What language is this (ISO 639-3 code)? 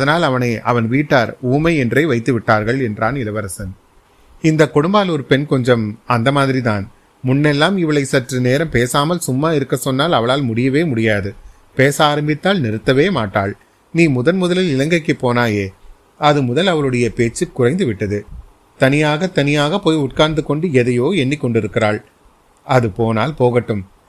tam